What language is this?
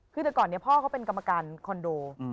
Thai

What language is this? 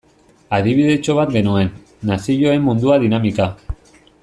Basque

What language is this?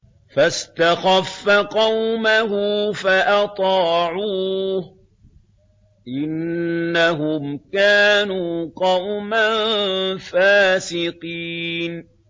Arabic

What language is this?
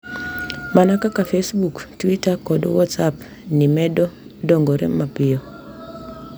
Luo (Kenya and Tanzania)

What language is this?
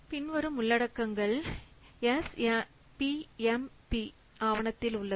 Tamil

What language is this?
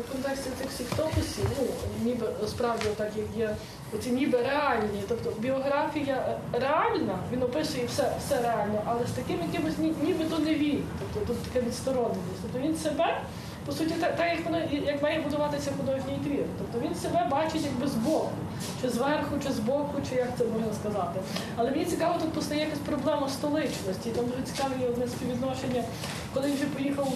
Ukrainian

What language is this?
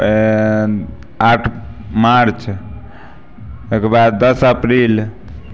Maithili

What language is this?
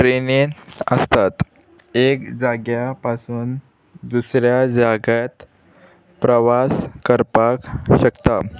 Konkani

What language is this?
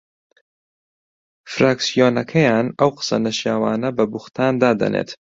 Central Kurdish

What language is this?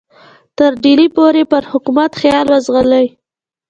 Pashto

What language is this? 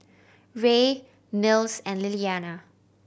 English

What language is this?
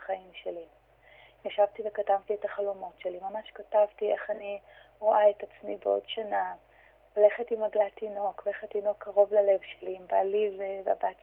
Hebrew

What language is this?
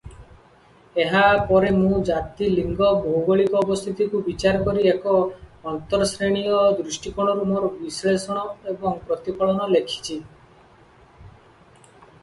Odia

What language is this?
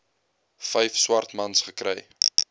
Afrikaans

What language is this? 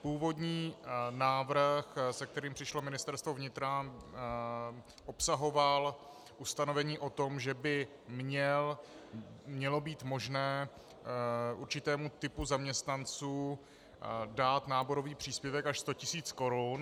Czech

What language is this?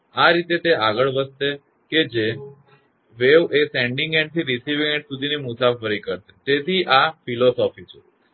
Gujarati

